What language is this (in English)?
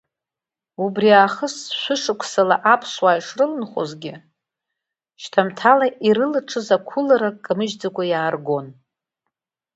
Abkhazian